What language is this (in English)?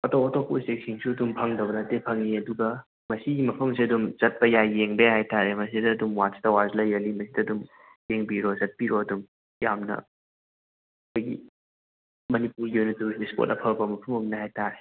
Manipuri